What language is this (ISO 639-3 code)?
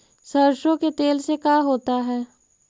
mag